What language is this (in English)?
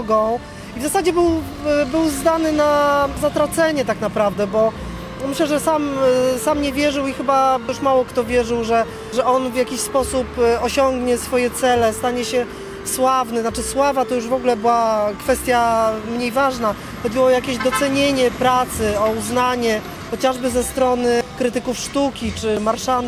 Polish